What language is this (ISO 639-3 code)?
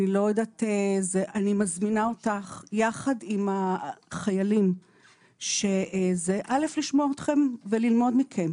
heb